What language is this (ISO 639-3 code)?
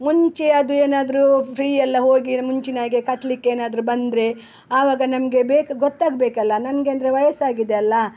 kan